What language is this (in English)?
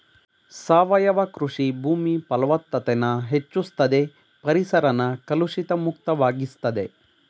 Kannada